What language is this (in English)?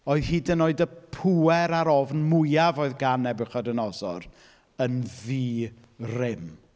Welsh